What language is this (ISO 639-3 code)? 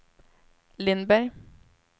swe